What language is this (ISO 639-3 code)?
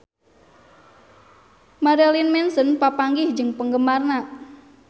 sun